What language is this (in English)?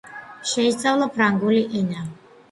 Georgian